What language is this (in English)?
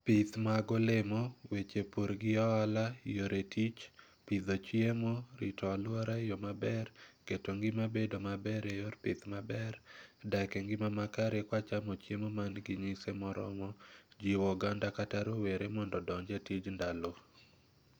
Luo (Kenya and Tanzania)